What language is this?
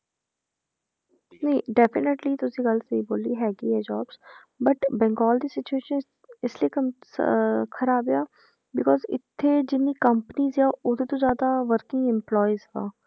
Punjabi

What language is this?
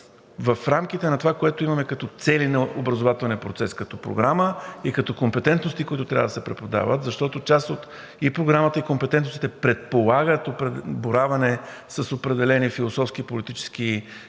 Bulgarian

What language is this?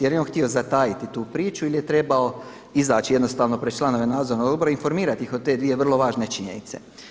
Croatian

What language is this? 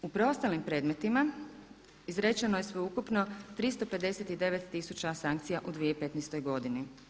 Croatian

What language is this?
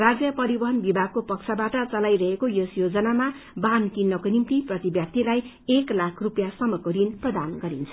Nepali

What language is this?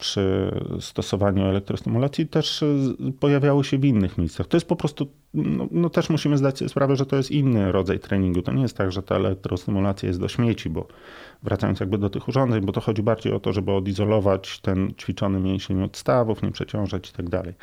Polish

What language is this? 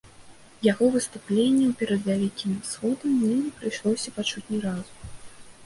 Belarusian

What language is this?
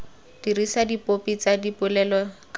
Tswana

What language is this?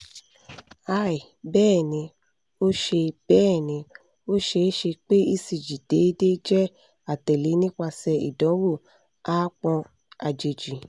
Yoruba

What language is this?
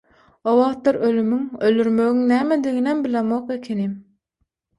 Turkmen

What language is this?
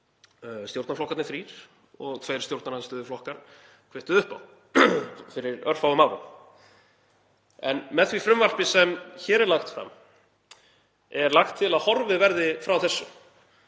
Icelandic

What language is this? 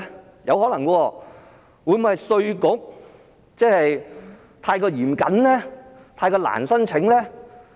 Cantonese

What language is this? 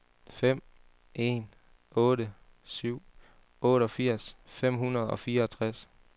Danish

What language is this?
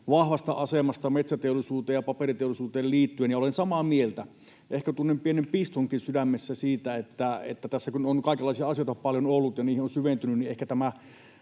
Finnish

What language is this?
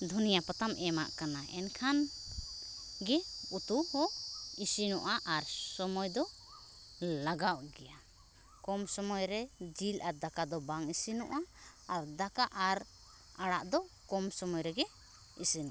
Santali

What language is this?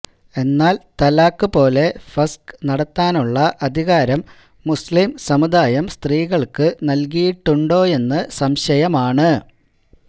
Malayalam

